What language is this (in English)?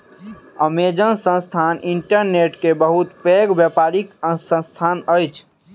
Maithili